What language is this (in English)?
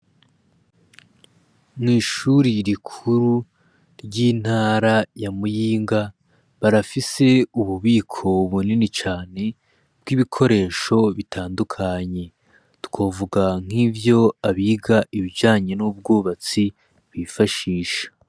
Rundi